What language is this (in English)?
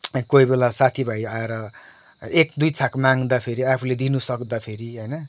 Nepali